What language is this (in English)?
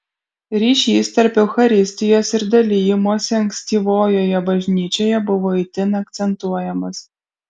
Lithuanian